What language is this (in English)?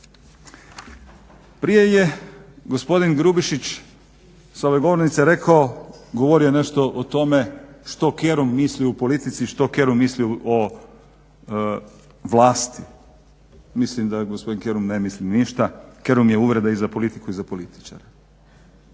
Croatian